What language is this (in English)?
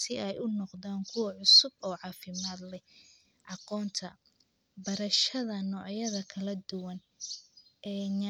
Somali